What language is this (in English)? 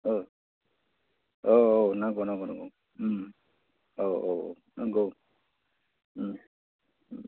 Bodo